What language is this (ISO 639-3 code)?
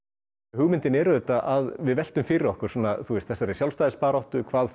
isl